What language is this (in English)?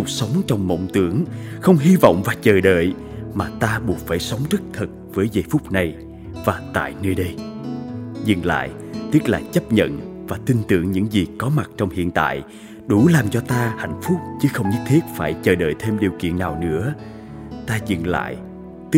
Vietnamese